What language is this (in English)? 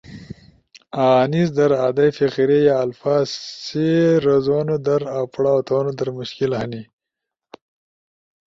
Ushojo